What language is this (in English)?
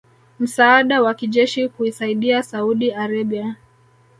Swahili